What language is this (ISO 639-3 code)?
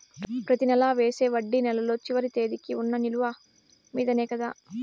tel